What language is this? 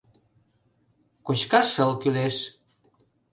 Mari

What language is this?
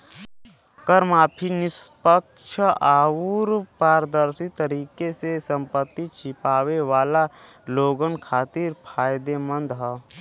Bhojpuri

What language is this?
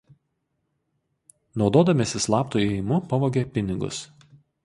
Lithuanian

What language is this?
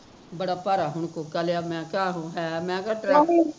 Punjabi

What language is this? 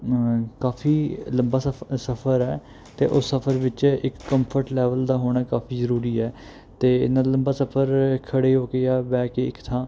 Punjabi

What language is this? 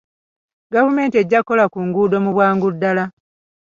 Ganda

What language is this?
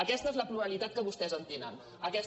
Catalan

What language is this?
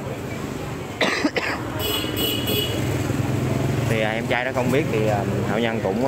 Vietnamese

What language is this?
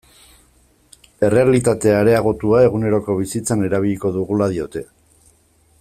Basque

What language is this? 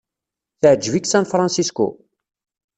Kabyle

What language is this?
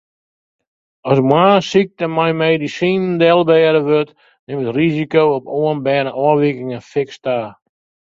Western Frisian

